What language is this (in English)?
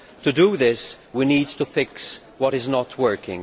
English